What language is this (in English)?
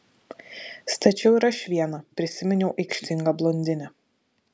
Lithuanian